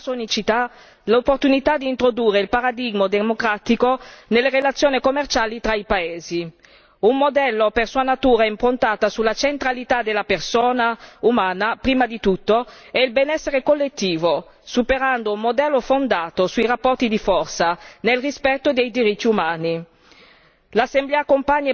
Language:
Italian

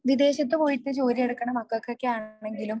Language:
Malayalam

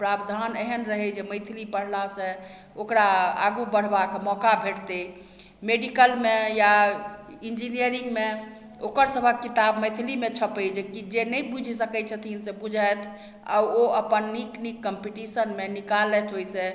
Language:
Maithili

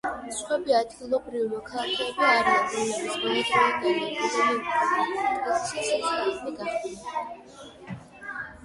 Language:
Georgian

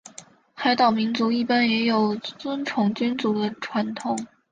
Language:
Chinese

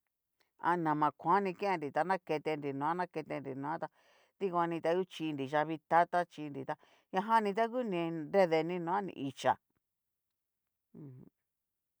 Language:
Cacaloxtepec Mixtec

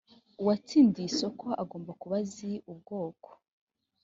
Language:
Kinyarwanda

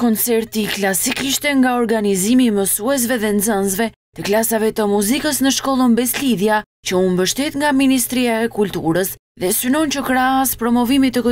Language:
Romanian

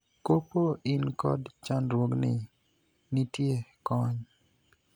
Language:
Luo (Kenya and Tanzania)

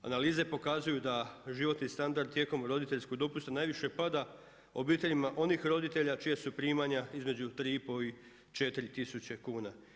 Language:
Croatian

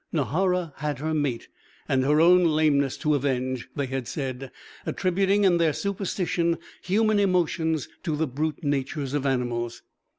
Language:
English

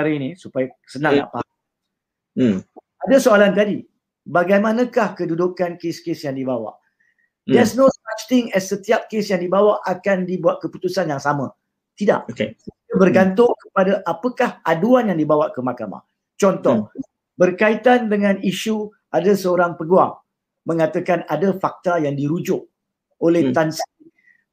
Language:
Malay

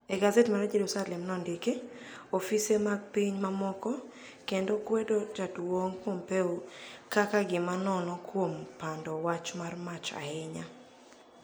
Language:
Luo (Kenya and Tanzania)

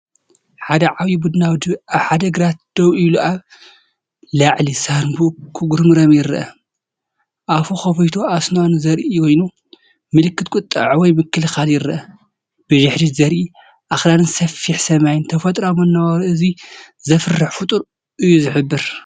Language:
Tigrinya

